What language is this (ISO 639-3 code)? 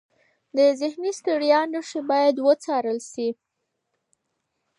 pus